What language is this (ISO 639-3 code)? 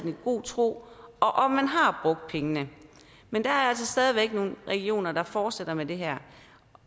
dan